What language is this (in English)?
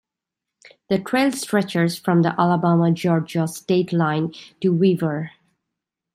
English